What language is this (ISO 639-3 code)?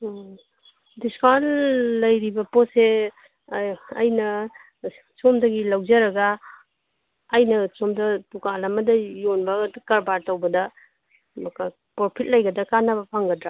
mni